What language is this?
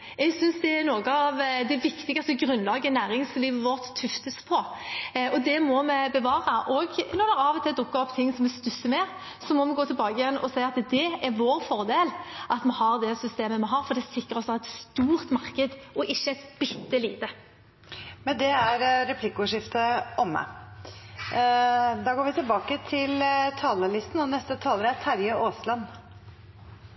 Norwegian Bokmål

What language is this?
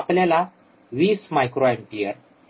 Marathi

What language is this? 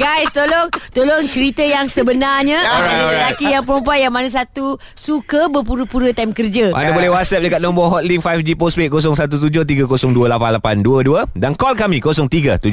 Malay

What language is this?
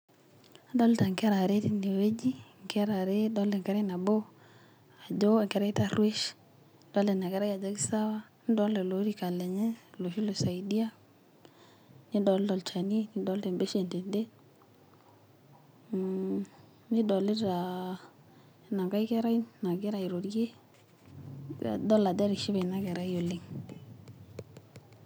Masai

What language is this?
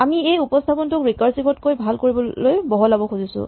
Assamese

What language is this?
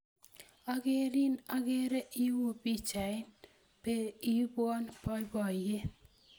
Kalenjin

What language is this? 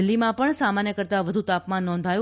Gujarati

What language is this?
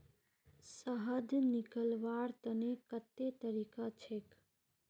Magahi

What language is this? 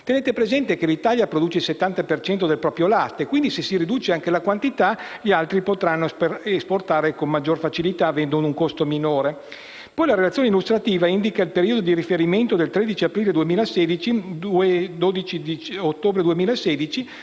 Italian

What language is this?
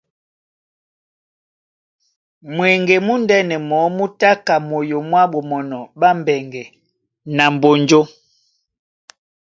Duala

